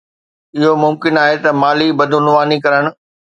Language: Sindhi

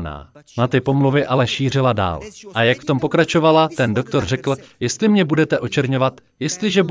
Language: Czech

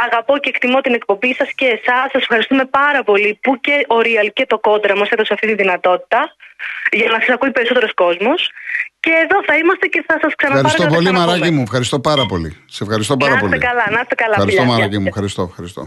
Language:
Greek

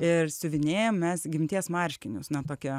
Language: Lithuanian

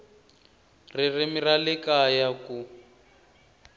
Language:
Tsonga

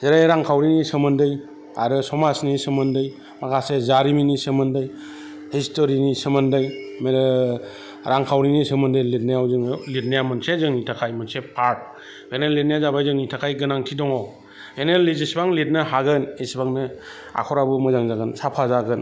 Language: Bodo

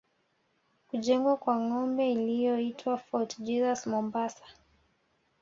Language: Swahili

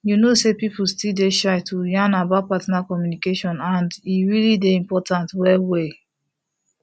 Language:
Nigerian Pidgin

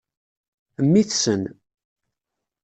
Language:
Kabyle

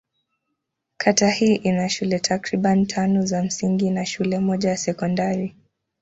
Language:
Swahili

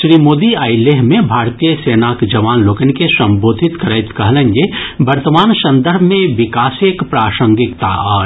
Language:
Maithili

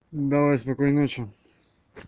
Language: Russian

